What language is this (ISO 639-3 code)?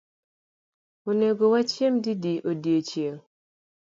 luo